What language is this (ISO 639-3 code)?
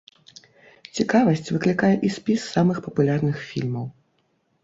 bel